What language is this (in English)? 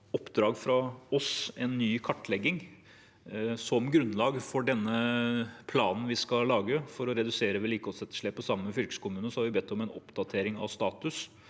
Norwegian